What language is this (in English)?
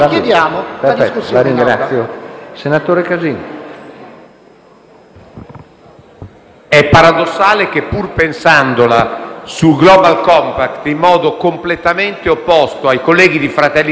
Italian